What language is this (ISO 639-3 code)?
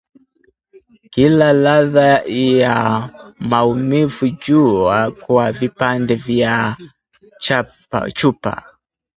swa